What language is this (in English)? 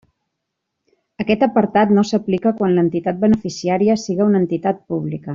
Catalan